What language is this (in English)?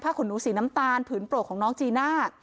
Thai